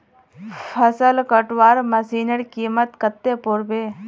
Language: Magahi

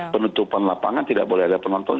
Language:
Indonesian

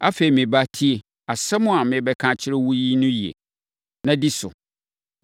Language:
Akan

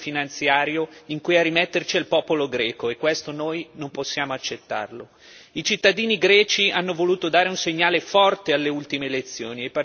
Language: Italian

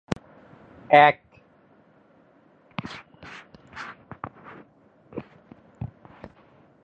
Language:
Bangla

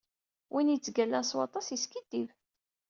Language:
Kabyle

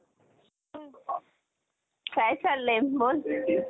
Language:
Marathi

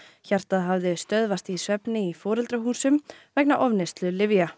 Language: Icelandic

